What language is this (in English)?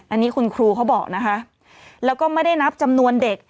Thai